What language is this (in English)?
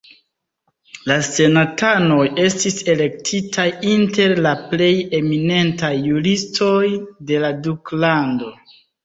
Esperanto